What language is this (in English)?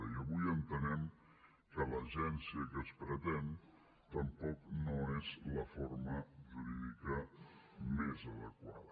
Catalan